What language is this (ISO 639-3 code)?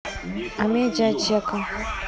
rus